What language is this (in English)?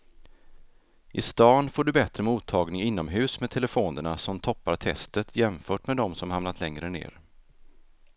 Swedish